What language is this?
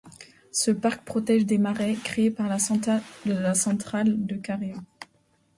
French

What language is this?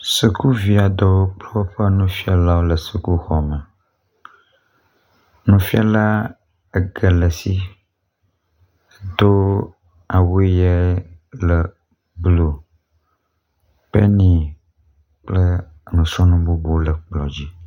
Ewe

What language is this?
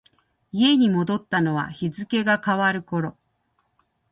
Japanese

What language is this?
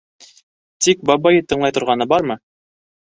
Bashkir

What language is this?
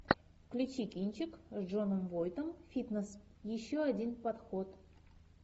Russian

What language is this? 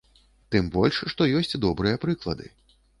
Belarusian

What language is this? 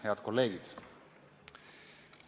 Estonian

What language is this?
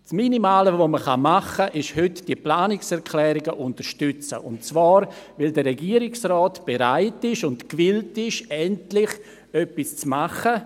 Swiss German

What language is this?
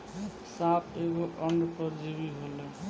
Bhojpuri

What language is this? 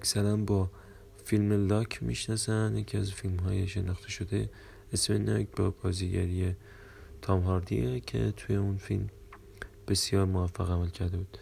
Persian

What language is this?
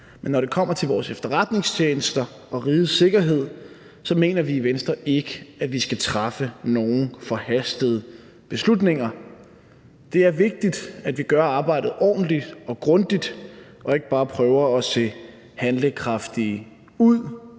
Danish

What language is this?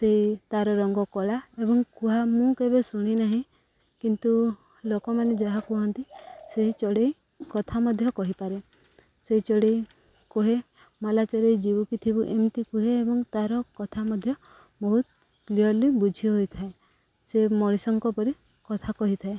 Odia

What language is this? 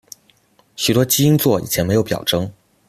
Chinese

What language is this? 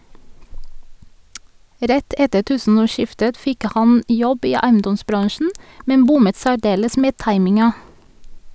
Norwegian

